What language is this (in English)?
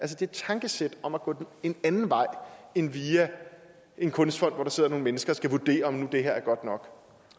Danish